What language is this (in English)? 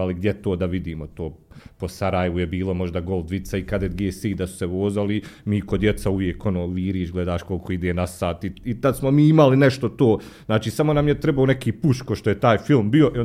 Croatian